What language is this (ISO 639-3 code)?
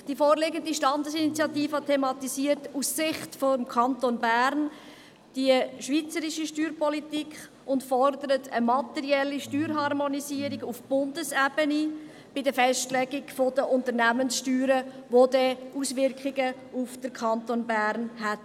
gsw